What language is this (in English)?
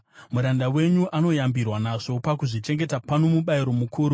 Shona